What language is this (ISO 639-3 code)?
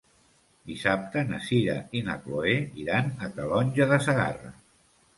cat